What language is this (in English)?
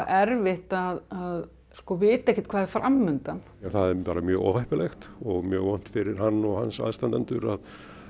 Icelandic